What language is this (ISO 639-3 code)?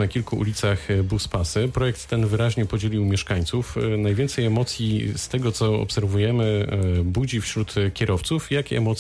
pol